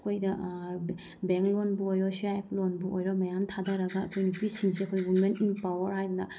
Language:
Manipuri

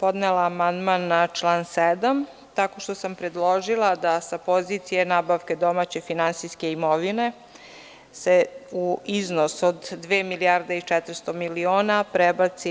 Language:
Serbian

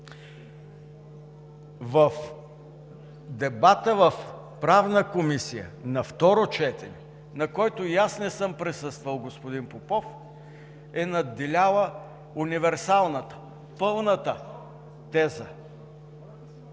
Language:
Bulgarian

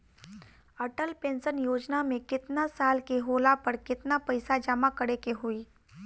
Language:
Bhojpuri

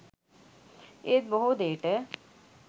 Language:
Sinhala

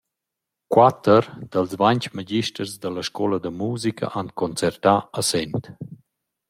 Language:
Romansh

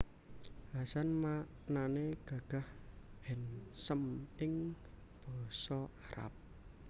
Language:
Javanese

